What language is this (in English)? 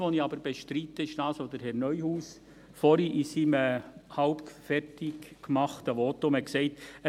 Swiss German